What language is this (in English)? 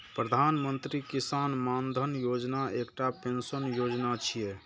Maithili